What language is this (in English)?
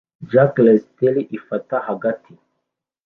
Kinyarwanda